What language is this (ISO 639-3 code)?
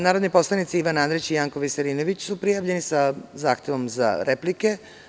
srp